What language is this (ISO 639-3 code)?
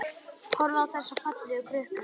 isl